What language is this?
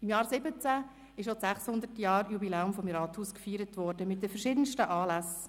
Swiss German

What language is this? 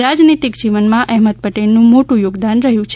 Gujarati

